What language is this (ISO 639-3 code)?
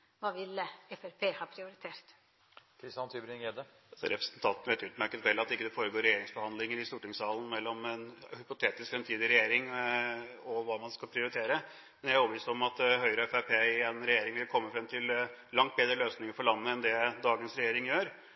nob